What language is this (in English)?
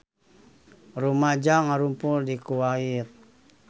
Sundanese